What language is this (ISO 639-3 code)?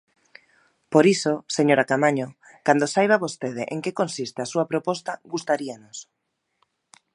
glg